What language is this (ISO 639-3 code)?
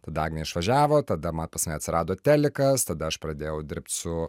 lit